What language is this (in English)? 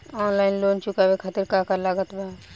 Bhojpuri